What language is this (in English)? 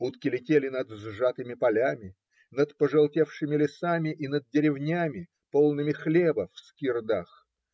Russian